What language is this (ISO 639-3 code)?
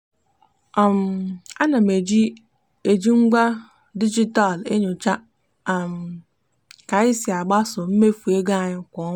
ibo